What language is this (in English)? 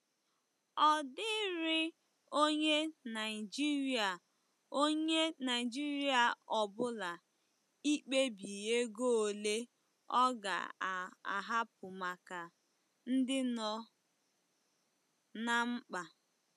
Igbo